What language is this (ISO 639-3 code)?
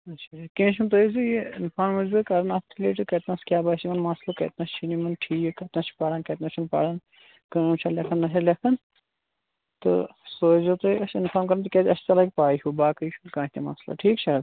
kas